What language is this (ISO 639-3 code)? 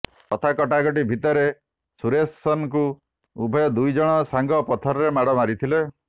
ori